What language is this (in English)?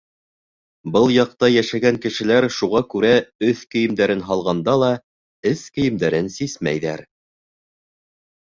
Bashkir